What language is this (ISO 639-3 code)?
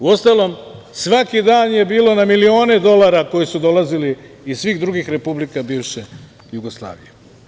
srp